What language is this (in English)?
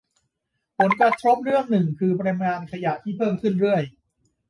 Thai